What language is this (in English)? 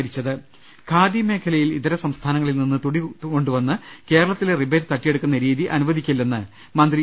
Malayalam